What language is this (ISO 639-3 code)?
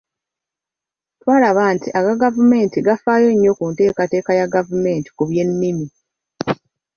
lug